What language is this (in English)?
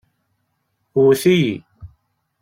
Kabyle